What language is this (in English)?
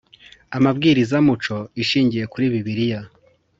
Kinyarwanda